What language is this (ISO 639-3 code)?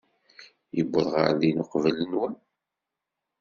kab